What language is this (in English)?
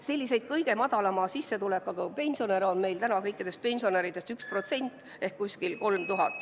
Estonian